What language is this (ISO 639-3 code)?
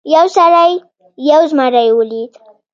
pus